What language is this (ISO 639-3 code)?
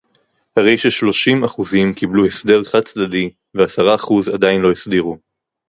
heb